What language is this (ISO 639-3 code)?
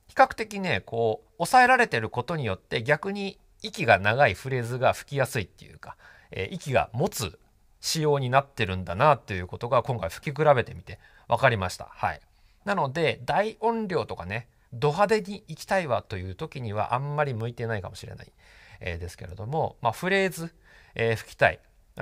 jpn